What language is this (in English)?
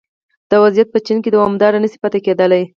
Pashto